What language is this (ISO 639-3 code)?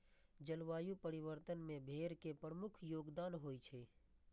mai